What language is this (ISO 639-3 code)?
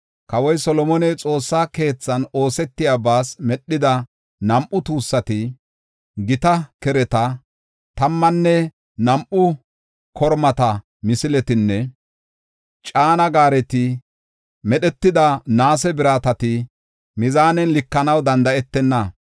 gof